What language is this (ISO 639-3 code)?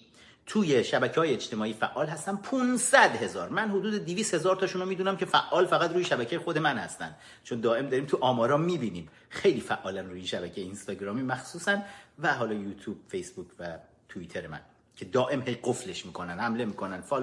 fas